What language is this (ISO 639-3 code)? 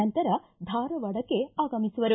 kan